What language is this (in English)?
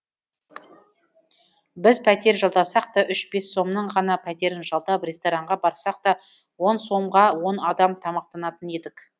Kazakh